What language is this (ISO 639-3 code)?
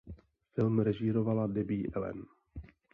ces